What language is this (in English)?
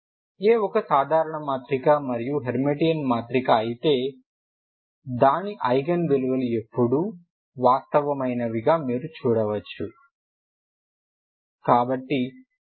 Telugu